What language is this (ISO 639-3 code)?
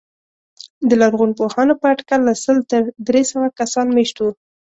pus